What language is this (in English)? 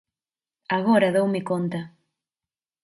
Galician